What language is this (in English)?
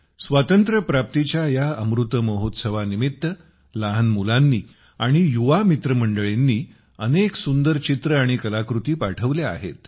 Marathi